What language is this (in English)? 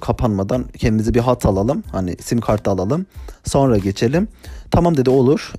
Turkish